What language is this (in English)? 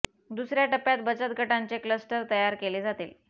Marathi